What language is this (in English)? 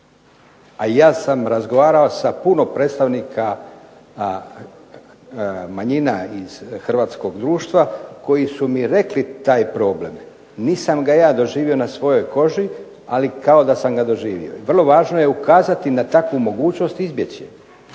Croatian